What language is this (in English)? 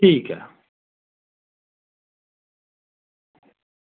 Dogri